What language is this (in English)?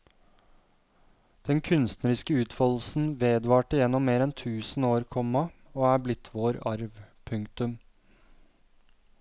Norwegian